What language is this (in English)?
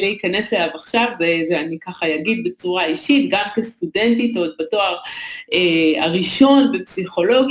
Hebrew